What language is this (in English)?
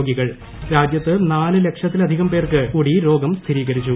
Malayalam